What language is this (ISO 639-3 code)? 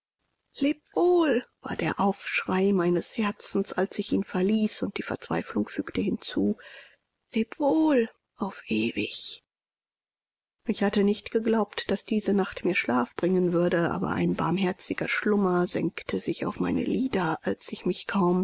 deu